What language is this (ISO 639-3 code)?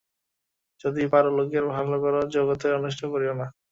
ben